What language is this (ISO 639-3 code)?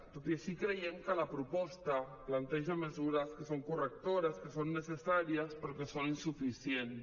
cat